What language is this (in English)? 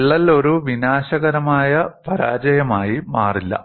Malayalam